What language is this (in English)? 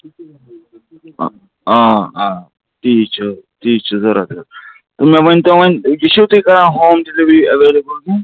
Kashmiri